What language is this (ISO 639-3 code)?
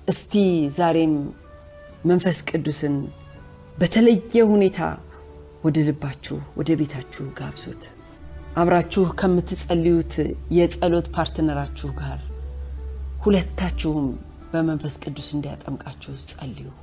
amh